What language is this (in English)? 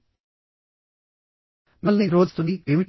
Telugu